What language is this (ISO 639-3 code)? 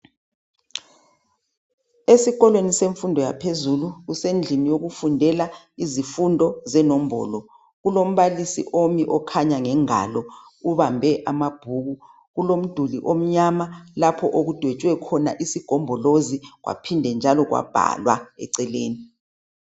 nde